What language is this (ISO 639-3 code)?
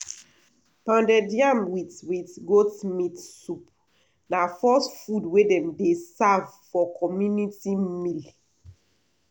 pcm